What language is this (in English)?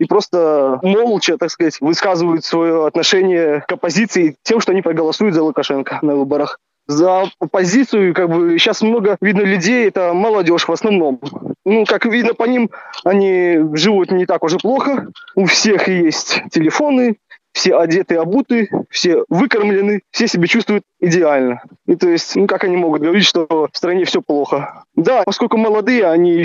Russian